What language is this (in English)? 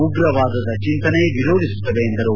Kannada